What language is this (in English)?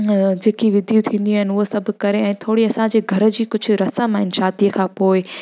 Sindhi